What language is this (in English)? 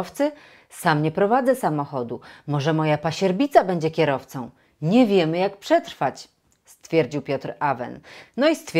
Polish